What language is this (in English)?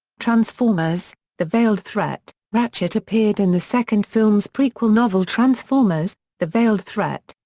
English